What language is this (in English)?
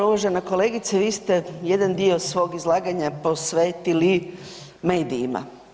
Croatian